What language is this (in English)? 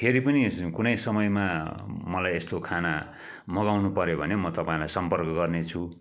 Nepali